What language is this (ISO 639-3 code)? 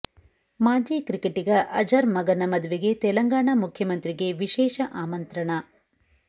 kan